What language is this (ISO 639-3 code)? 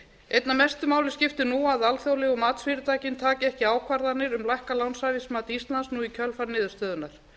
isl